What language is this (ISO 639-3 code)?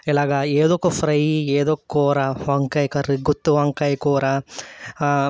tel